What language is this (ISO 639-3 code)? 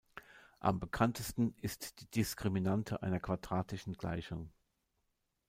deu